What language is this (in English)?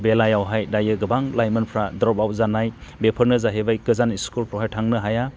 Bodo